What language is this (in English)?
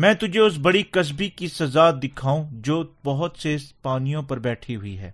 Urdu